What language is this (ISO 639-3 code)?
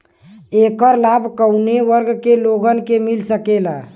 bho